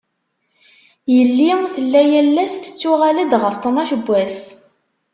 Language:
Kabyle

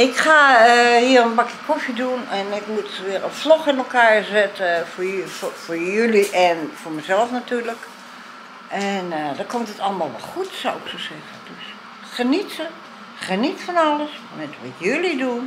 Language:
Dutch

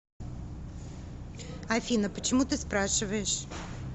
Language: Russian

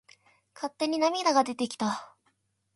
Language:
Japanese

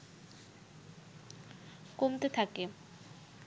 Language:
Bangla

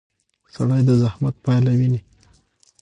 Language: Pashto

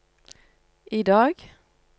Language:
Norwegian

